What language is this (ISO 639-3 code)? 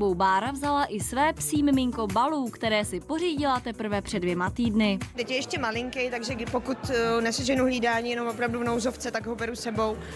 ces